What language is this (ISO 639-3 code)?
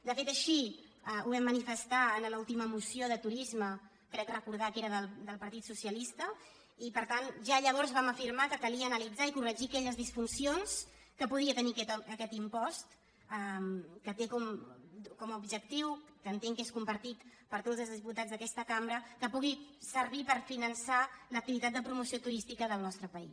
cat